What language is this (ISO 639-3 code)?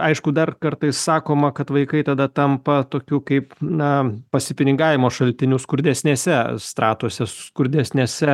lit